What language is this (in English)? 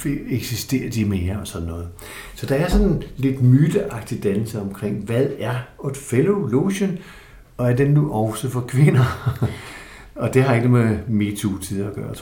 Danish